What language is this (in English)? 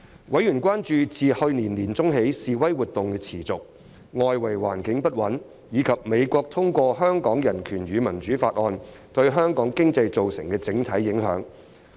Cantonese